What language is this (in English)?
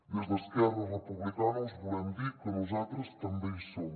Catalan